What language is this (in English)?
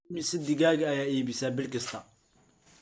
Somali